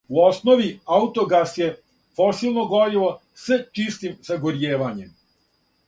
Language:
Serbian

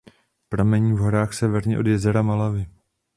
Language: Czech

